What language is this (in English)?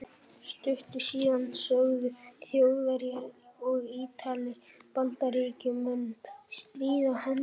Icelandic